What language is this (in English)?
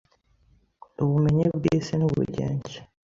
Kinyarwanda